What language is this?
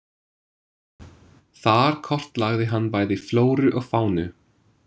Icelandic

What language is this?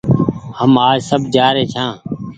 Goaria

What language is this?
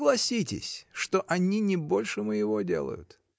Russian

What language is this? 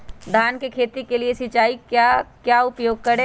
Magahi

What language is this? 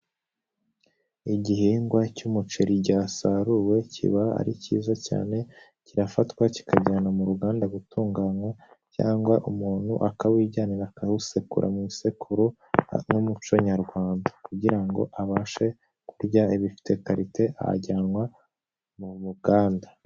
Kinyarwanda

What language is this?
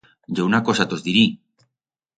Aragonese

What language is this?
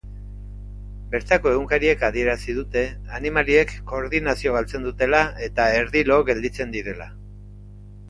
Basque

